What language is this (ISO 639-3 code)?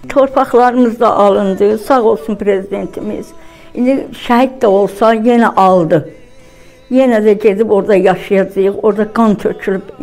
tur